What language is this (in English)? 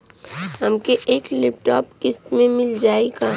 Bhojpuri